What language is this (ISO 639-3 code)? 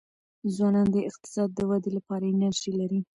pus